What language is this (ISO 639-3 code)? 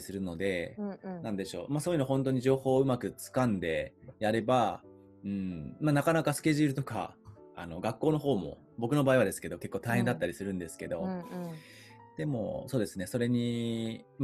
jpn